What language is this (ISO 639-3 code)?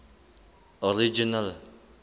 sot